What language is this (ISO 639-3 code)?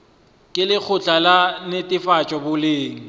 nso